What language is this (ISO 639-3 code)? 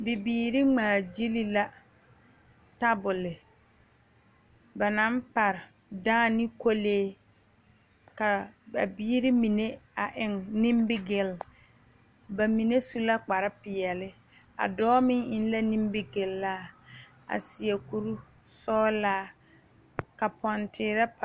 dga